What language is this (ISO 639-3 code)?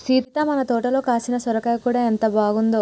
tel